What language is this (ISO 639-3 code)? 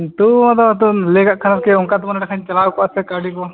sat